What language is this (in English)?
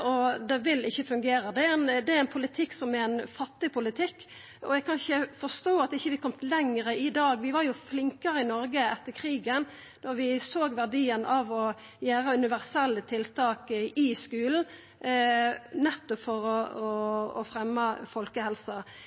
Norwegian Nynorsk